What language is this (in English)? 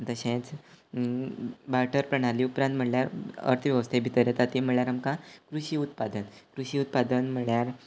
Konkani